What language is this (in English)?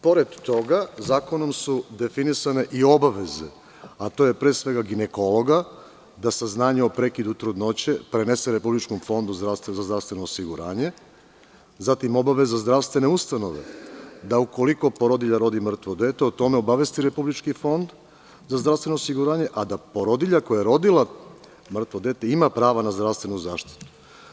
Serbian